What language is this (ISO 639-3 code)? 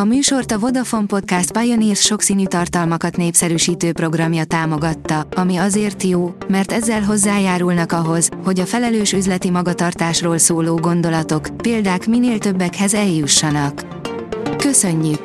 hun